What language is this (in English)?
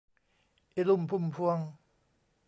Thai